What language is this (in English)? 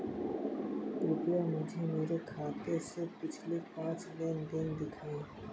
Hindi